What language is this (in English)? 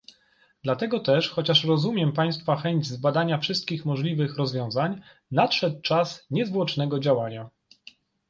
Polish